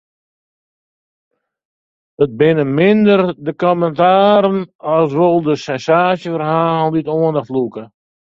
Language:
Western Frisian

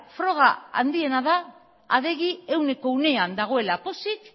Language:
Basque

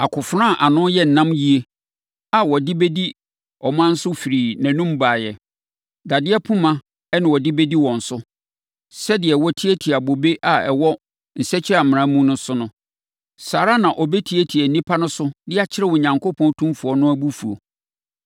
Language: Akan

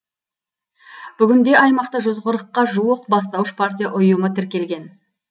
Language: Kazakh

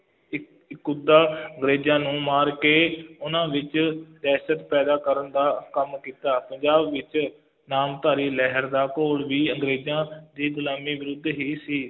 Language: Punjabi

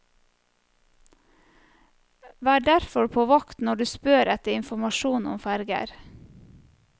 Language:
Norwegian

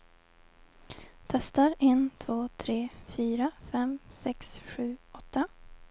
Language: Swedish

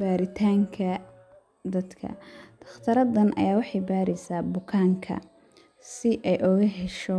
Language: Somali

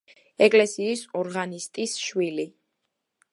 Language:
Georgian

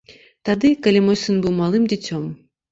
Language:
Belarusian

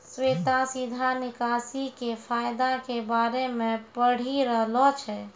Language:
Maithili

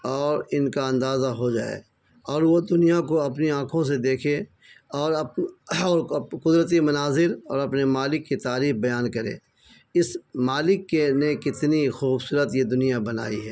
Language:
Urdu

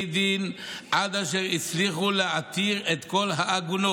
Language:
Hebrew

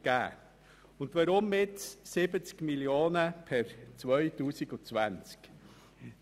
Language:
Swiss German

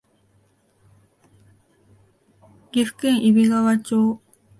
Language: Japanese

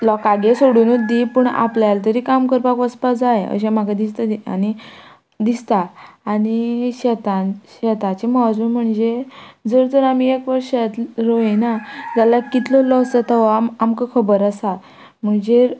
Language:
Konkani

